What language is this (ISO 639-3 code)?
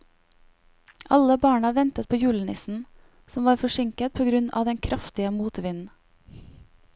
nor